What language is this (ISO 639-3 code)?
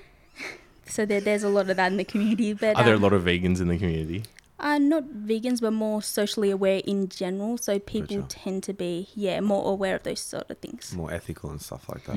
eng